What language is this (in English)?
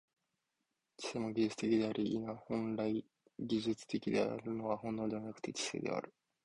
Japanese